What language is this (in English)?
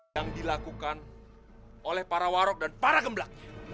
Indonesian